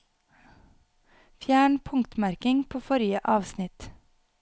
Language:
Norwegian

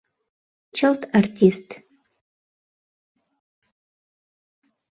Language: Mari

